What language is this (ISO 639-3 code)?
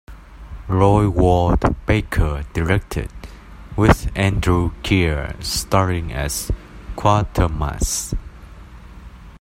eng